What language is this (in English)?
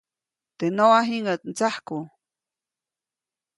Copainalá Zoque